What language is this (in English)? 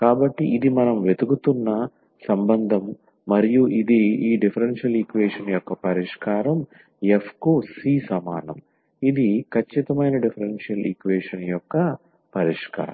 Telugu